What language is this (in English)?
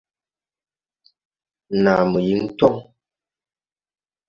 Tupuri